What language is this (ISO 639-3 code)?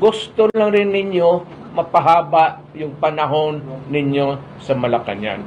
fil